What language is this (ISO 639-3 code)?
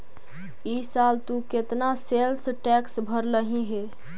mag